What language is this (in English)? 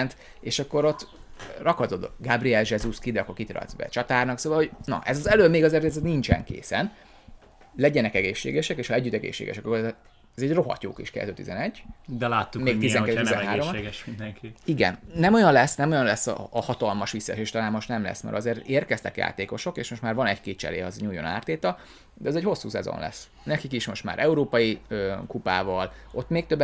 Hungarian